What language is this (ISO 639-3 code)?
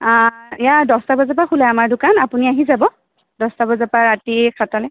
asm